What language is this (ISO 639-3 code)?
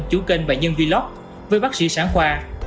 vie